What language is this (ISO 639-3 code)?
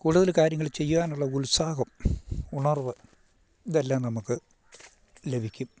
mal